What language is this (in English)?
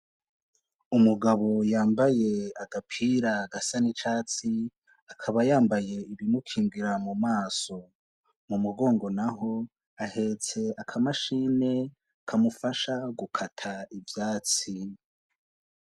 Rundi